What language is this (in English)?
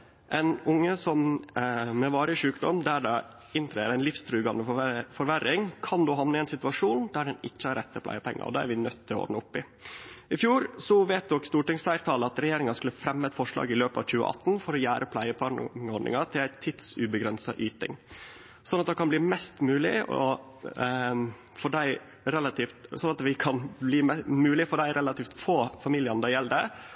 Norwegian Nynorsk